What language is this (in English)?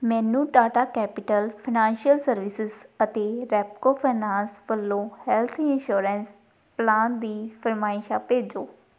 Punjabi